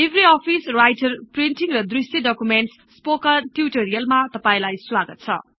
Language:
Nepali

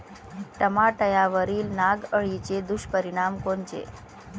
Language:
Marathi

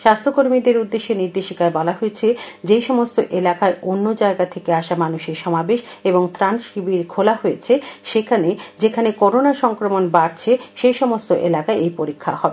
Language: Bangla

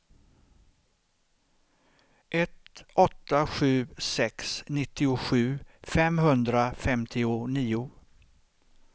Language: Swedish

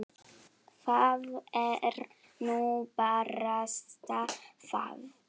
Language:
Icelandic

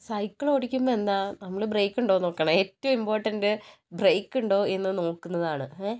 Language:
Malayalam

